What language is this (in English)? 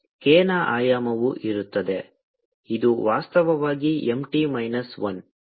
Kannada